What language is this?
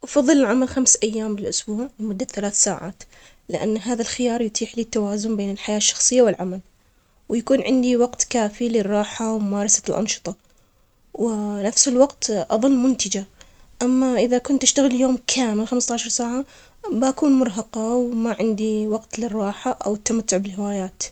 Omani Arabic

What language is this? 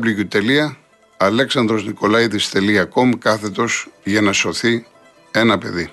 Greek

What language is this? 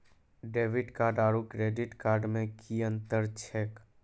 Maithili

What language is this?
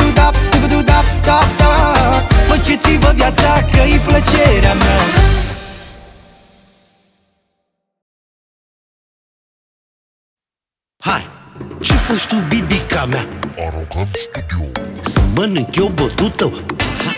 Romanian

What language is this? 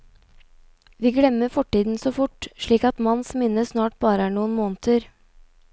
Norwegian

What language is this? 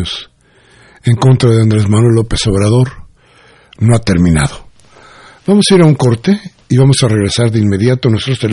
Spanish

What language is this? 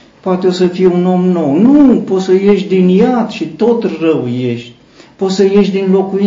Romanian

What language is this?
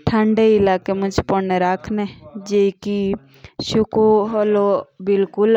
Jaunsari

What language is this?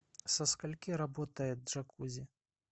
Russian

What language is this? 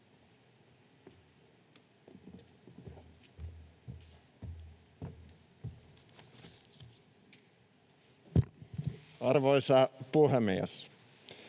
Finnish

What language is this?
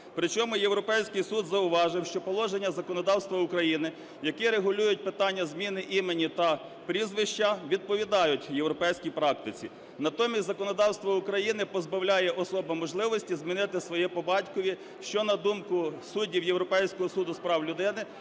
Ukrainian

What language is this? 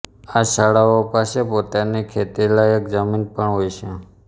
Gujarati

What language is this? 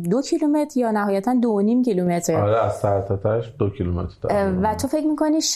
Persian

